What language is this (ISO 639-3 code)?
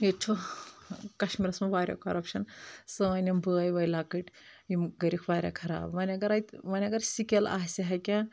kas